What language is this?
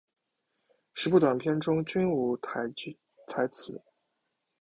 Chinese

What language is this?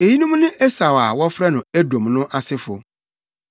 Akan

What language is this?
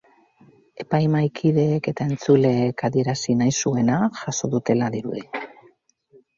Basque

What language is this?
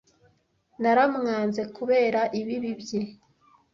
Kinyarwanda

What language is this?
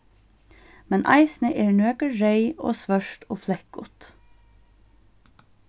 Faroese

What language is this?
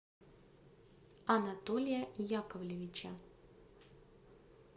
Russian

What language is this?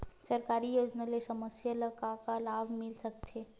Chhattisgarhi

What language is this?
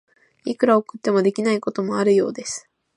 Japanese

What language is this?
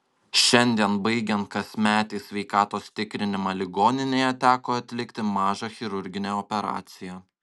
Lithuanian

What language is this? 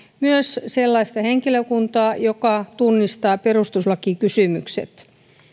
Finnish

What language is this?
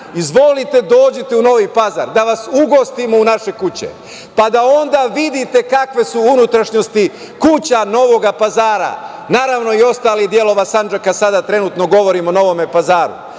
Serbian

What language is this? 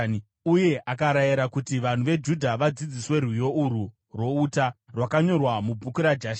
Shona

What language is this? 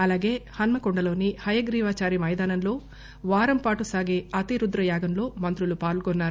Telugu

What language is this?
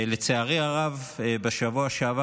Hebrew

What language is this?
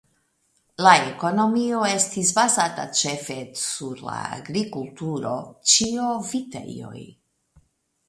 Esperanto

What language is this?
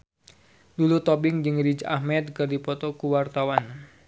Sundanese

